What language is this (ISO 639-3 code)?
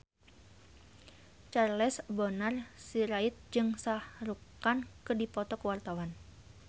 sun